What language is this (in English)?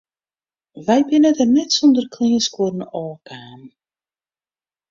Western Frisian